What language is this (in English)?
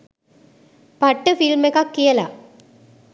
Sinhala